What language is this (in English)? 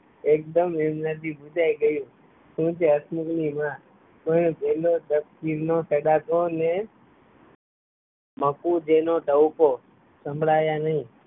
Gujarati